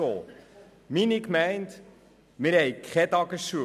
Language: Swiss German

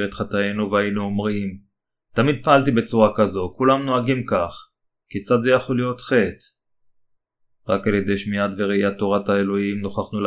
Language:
Hebrew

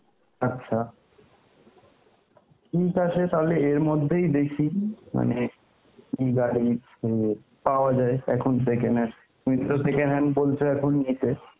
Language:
Bangla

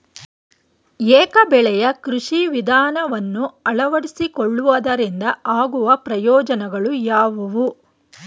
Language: Kannada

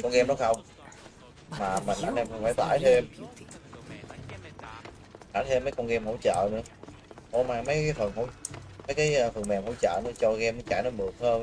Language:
Vietnamese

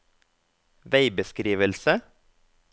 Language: Norwegian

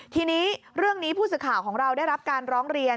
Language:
Thai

